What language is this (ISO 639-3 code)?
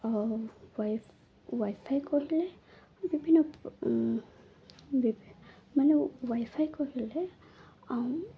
ori